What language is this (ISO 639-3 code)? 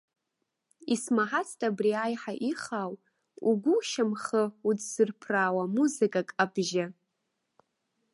abk